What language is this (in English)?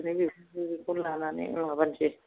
Bodo